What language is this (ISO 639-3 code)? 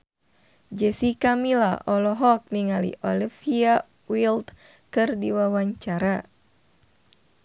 sun